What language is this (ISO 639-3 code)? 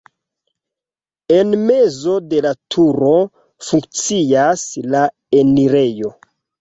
epo